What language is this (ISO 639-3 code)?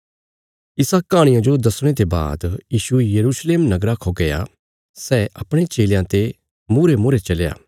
kfs